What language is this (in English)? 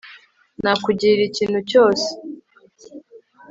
Kinyarwanda